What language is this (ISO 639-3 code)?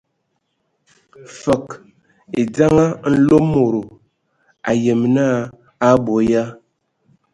ewo